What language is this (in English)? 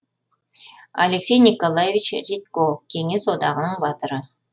Kazakh